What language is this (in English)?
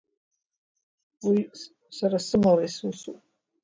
Abkhazian